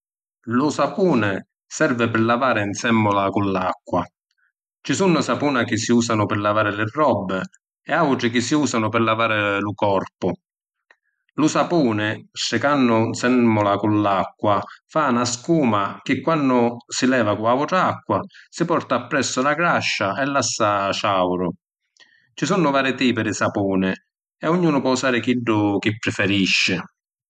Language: Sicilian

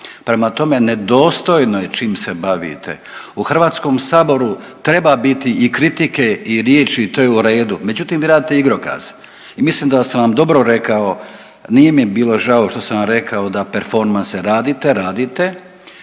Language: Croatian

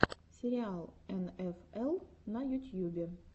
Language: Russian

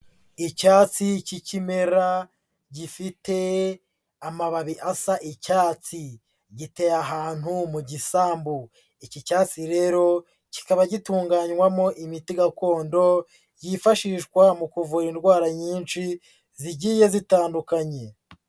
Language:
Kinyarwanda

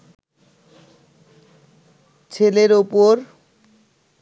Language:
Bangla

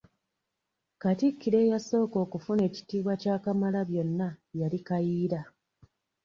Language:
Ganda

